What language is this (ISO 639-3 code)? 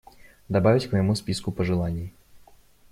rus